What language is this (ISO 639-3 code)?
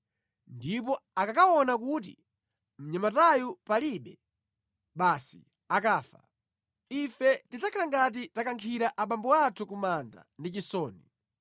nya